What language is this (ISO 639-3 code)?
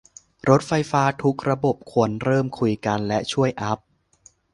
tha